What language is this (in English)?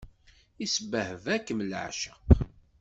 Kabyle